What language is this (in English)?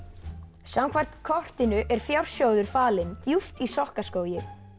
Icelandic